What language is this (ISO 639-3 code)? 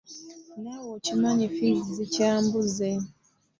lug